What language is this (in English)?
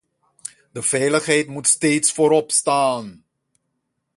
Dutch